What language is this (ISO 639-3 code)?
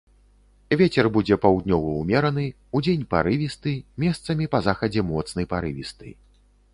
bel